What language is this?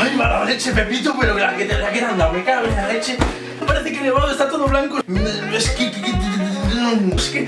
Spanish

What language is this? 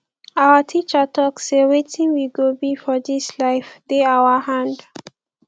Nigerian Pidgin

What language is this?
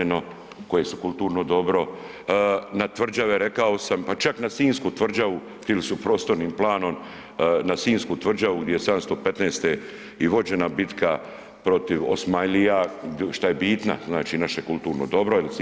Croatian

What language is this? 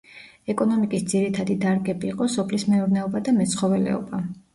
Georgian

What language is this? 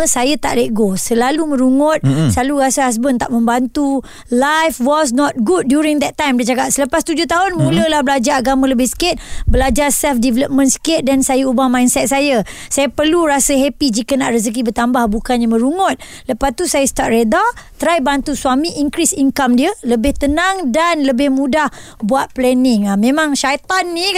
Malay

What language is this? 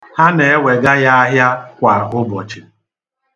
Igbo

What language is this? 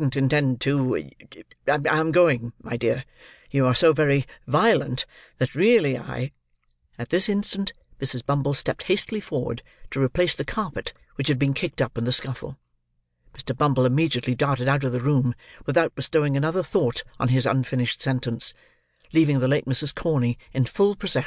English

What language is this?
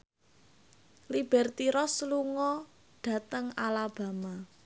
Javanese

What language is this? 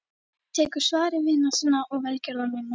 Icelandic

